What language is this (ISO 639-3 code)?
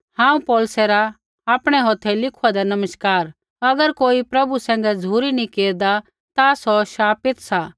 kfx